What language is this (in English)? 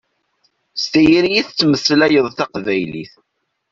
Kabyle